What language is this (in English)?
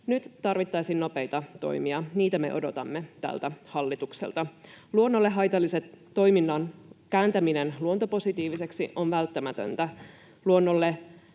Finnish